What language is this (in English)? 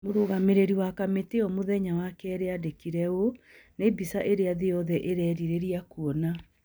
Kikuyu